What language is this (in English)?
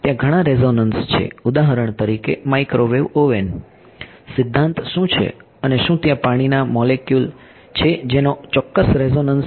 Gujarati